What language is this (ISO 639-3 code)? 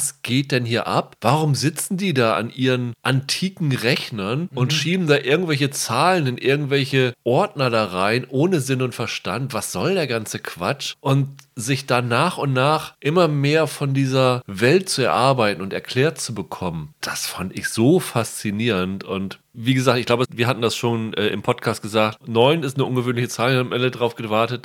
deu